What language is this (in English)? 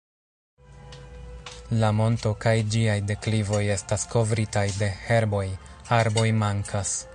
Esperanto